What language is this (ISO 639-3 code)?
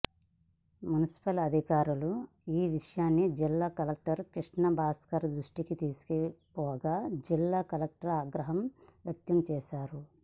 tel